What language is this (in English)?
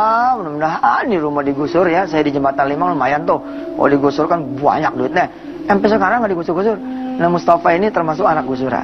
Indonesian